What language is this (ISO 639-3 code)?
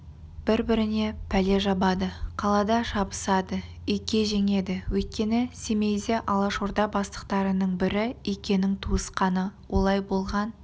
kaz